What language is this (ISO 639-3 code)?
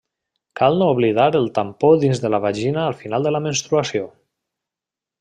cat